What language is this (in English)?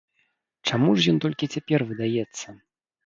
Belarusian